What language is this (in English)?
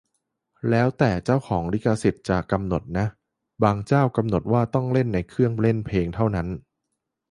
Thai